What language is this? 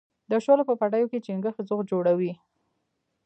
Pashto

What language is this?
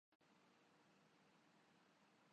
Urdu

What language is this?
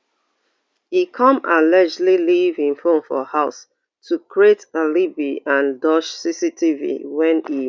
Nigerian Pidgin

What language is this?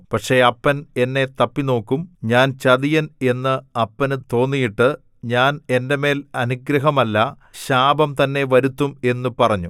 Malayalam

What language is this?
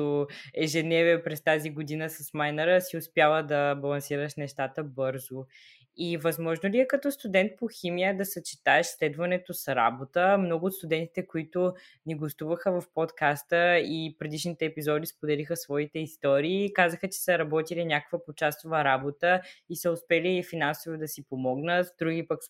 Bulgarian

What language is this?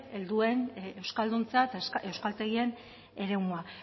Basque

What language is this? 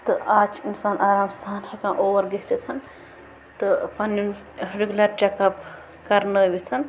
Kashmiri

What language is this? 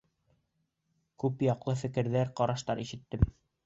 Bashkir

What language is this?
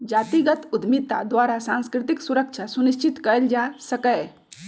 Magahi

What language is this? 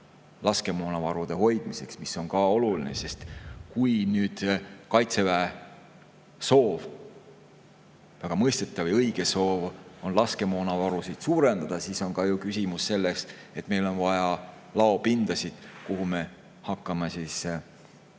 Estonian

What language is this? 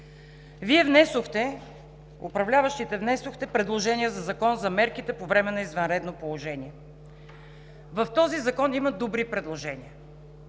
Bulgarian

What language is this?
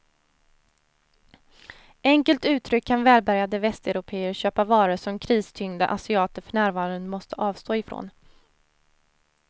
Swedish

